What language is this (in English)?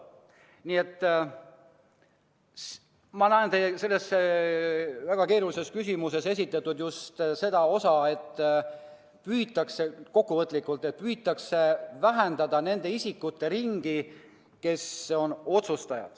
Estonian